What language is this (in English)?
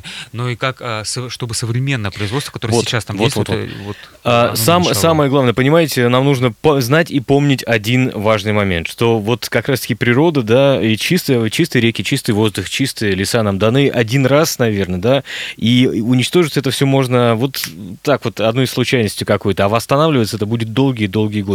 Russian